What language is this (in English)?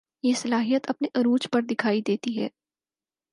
Urdu